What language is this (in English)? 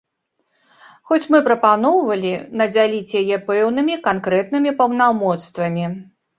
Belarusian